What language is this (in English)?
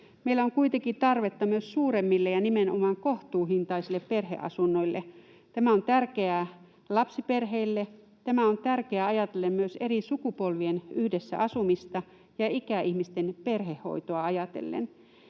Finnish